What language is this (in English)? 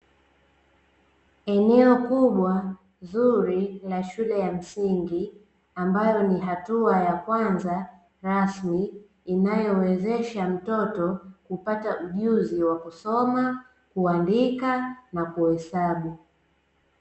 Swahili